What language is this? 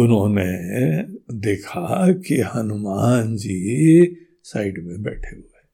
Hindi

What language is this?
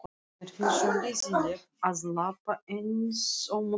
Icelandic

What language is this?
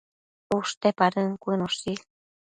Matsés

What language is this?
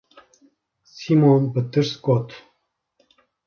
Kurdish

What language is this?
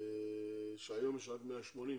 Hebrew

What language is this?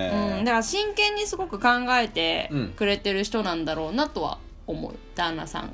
Japanese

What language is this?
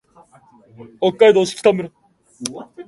Japanese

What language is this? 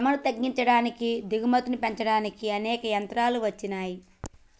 Telugu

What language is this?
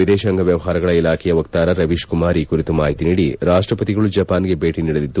Kannada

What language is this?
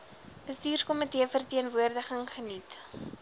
Afrikaans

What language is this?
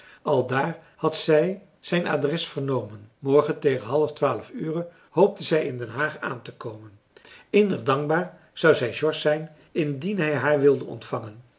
Dutch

